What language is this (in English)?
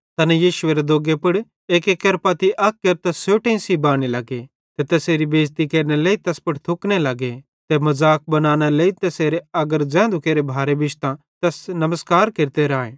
Bhadrawahi